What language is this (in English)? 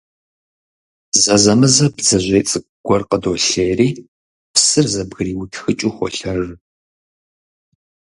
Kabardian